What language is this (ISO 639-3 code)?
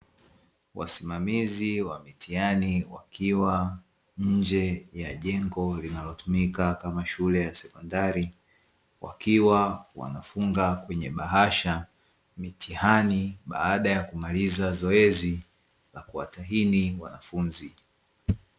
swa